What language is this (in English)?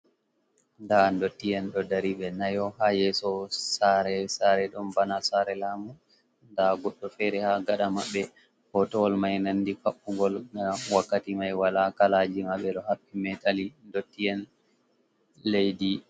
Fula